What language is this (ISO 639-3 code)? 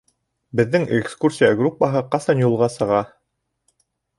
bak